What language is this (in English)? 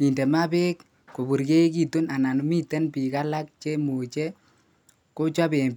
Kalenjin